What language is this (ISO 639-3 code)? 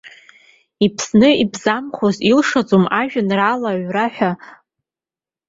abk